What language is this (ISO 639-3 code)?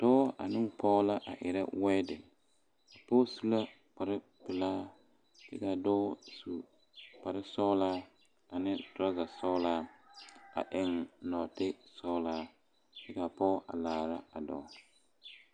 dga